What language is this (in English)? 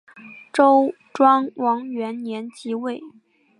Chinese